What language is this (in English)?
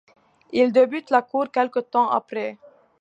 French